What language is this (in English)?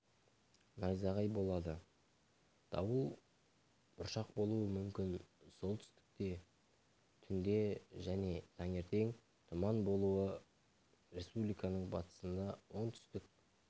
Kazakh